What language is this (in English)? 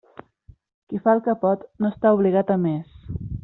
Catalan